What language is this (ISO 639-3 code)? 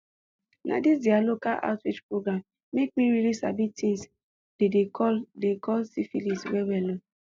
pcm